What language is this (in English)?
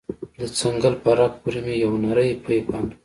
Pashto